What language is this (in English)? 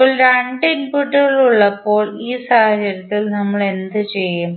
Malayalam